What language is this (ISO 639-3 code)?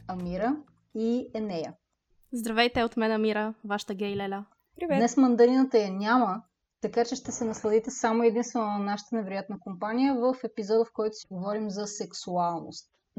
bul